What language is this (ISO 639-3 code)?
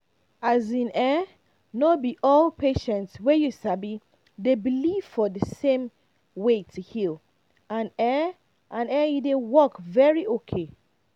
pcm